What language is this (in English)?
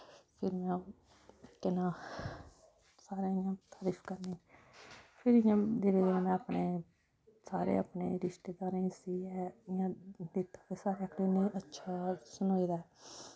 Dogri